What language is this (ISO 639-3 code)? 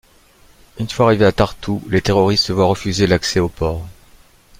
fra